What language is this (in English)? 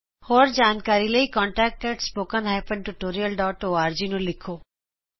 Punjabi